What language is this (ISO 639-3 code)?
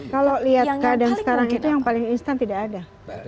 ind